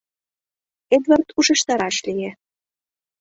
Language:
Mari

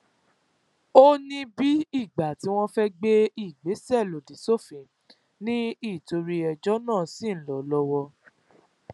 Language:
Yoruba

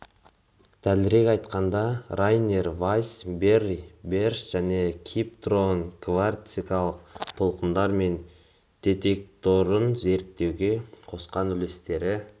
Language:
Kazakh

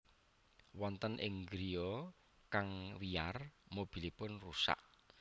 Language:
Javanese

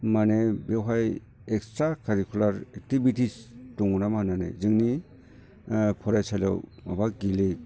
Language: Bodo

